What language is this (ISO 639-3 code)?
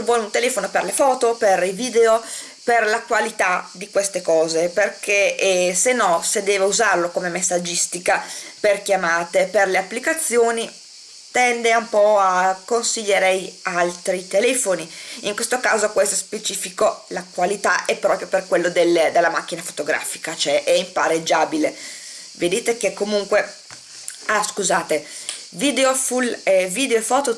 ita